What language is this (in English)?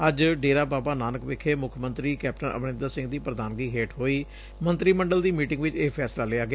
Punjabi